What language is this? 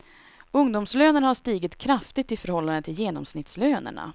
Swedish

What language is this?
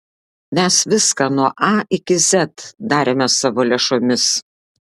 Lithuanian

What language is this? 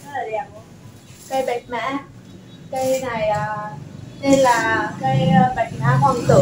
Vietnamese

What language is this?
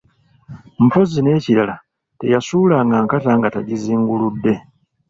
Ganda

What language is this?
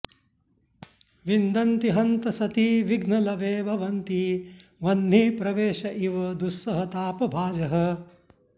Sanskrit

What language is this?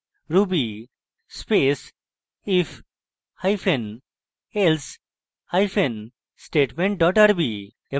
Bangla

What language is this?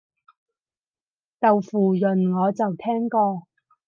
Cantonese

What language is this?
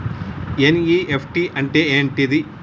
Telugu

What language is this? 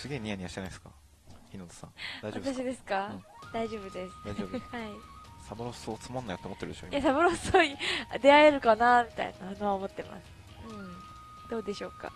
Japanese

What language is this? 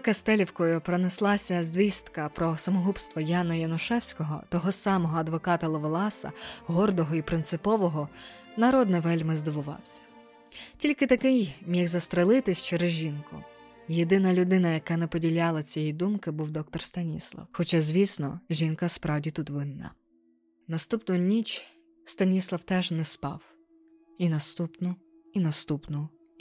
Ukrainian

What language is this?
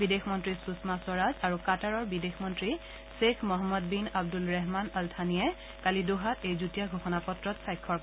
Assamese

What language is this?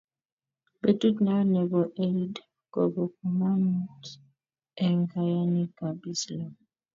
Kalenjin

